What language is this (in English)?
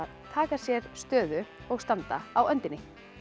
Icelandic